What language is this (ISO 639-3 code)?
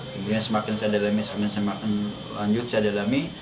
ind